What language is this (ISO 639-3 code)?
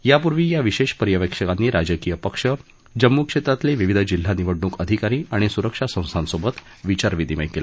mar